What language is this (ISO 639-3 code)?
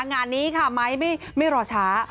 tha